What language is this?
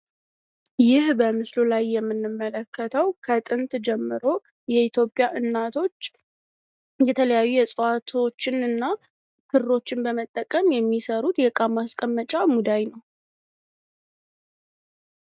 Amharic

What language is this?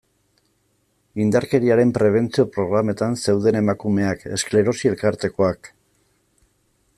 Basque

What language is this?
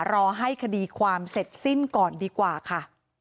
Thai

